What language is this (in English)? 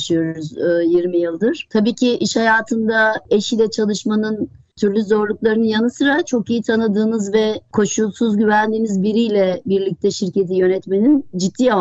Turkish